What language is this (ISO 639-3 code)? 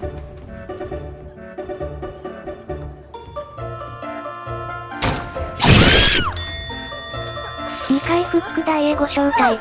jpn